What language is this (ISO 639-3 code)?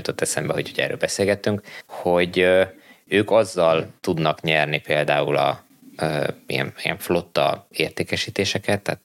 hun